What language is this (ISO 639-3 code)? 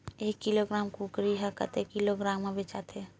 hne